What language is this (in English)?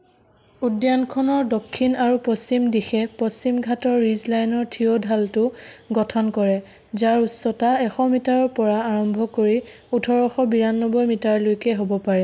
Assamese